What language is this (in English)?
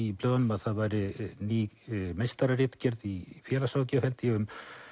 Icelandic